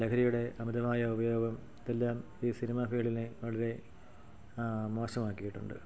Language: Malayalam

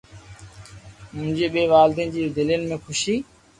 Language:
Loarki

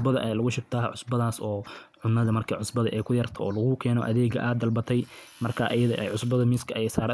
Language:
Somali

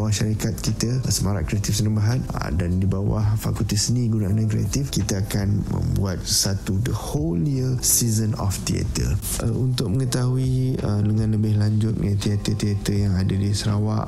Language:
Malay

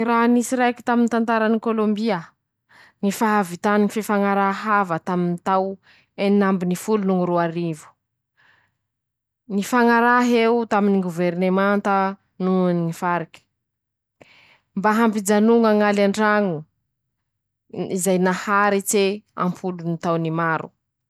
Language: Masikoro Malagasy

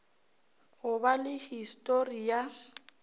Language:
Northern Sotho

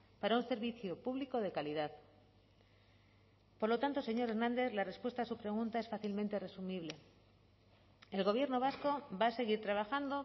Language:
Spanish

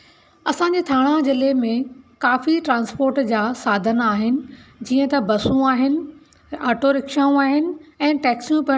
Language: Sindhi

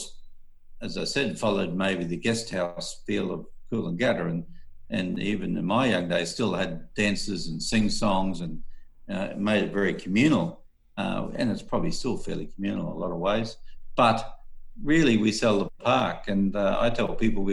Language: English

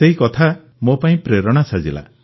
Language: Odia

